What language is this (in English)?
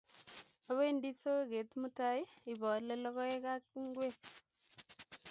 Kalenjin